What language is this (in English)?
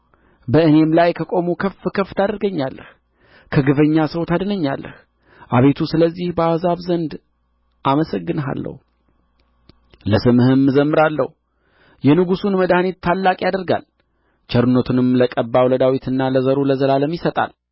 Amharic